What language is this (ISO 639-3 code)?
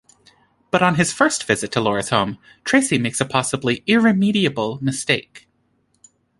eng